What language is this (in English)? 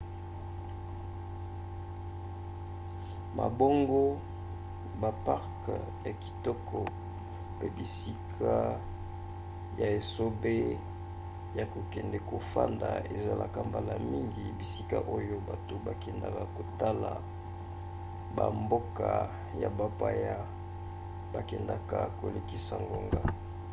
Lingala